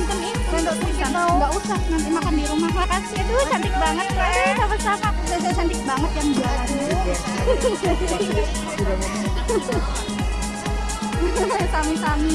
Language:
Indonesian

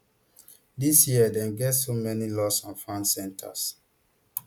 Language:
Nigerian Pidgin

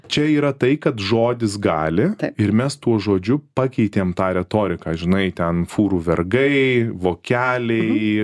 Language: Lithuanian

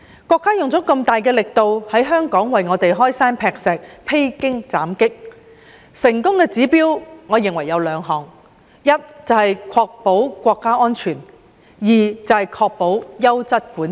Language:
Cantonese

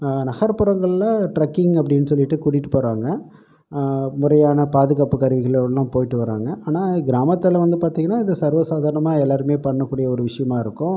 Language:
Tamil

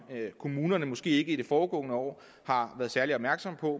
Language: Danish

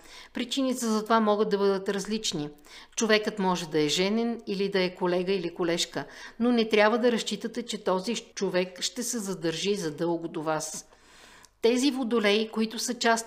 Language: Bulgarian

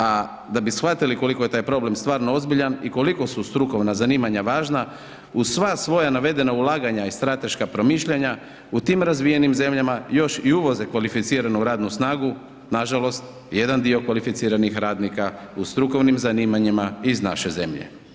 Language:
Croatian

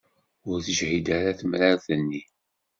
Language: Kabyle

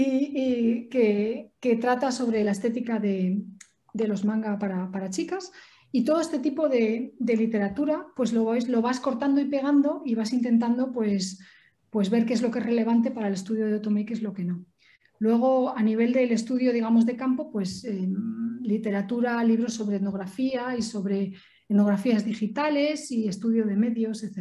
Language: Spanish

